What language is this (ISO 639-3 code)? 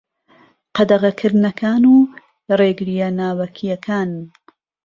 ckb